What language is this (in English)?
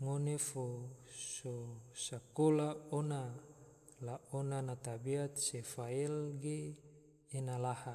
Tidore